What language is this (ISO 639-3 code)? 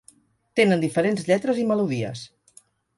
cat